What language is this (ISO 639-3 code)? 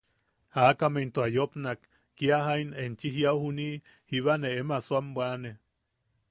yaq